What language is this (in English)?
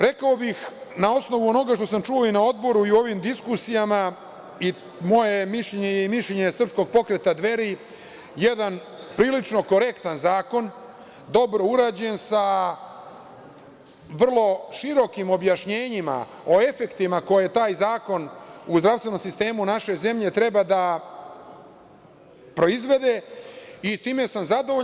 Serbian